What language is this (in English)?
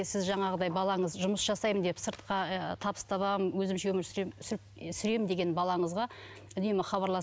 Kazakh